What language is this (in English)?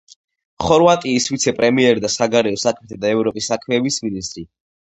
Georgian